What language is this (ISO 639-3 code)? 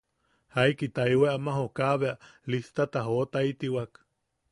yaq